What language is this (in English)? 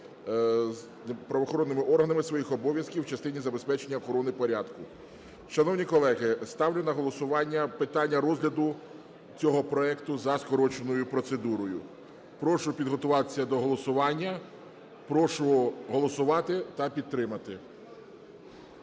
Ukrainian